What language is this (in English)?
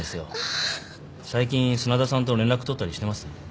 Japanese